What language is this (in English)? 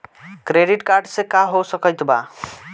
Bhojpuri